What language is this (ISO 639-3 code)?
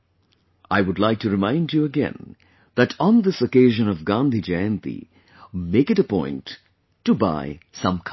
eng